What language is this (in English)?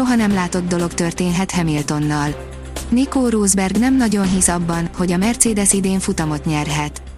Hungarian